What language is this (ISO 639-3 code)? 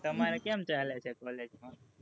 guj